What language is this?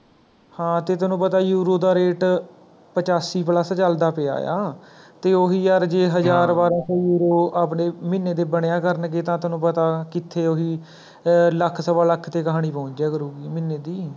Punjabi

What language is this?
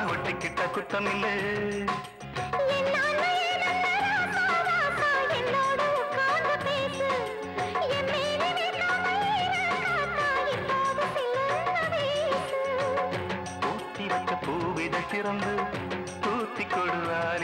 Tamil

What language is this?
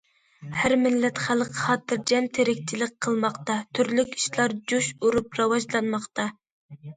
Uyghur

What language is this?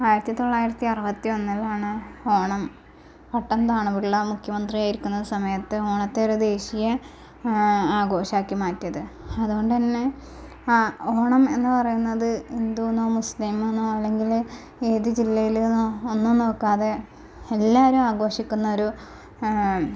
Malayalam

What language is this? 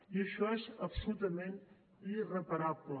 Catalan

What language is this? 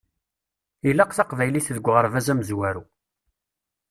Kabyle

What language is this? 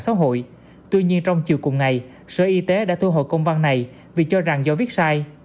Vietnamese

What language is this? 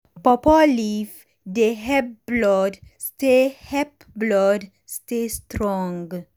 Nigerian Pidgin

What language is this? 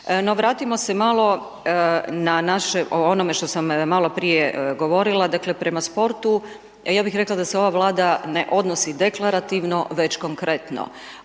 Croatian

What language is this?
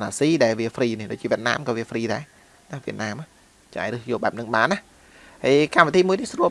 Vietnamese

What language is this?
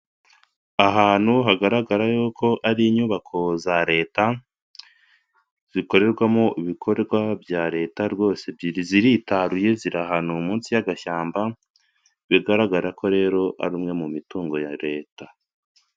Kinyarwanda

